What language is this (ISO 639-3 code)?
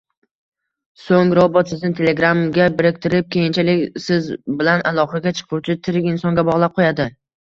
uzb